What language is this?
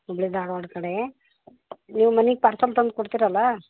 Kannada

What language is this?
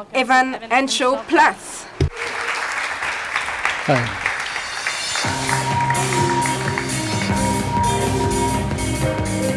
French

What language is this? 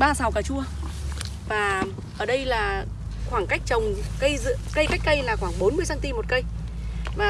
Vietnamese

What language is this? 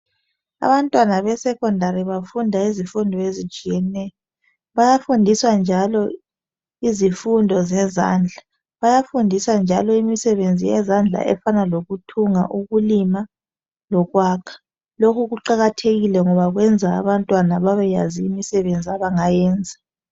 North Ndebele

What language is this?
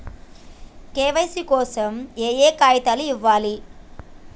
Telugu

